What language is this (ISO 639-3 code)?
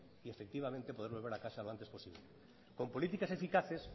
spa